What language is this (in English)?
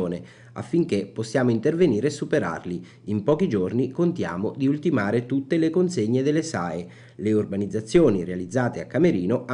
Italian